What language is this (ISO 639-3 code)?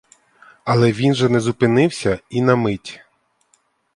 ukr